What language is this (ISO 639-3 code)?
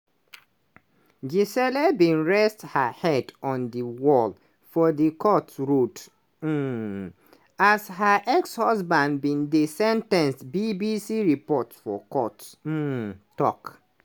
pcm